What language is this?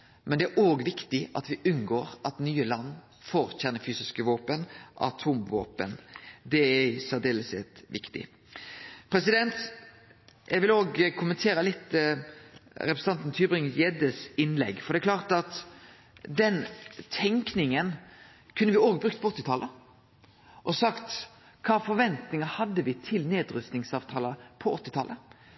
Norwegian Nynorsk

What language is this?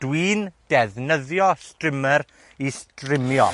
Welsh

